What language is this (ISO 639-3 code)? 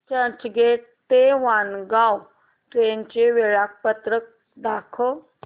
mar